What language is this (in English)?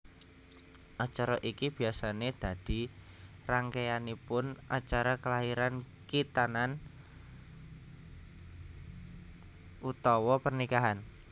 Javanese